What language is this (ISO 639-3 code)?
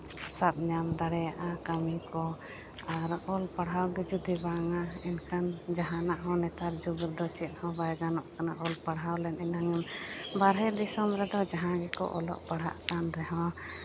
sat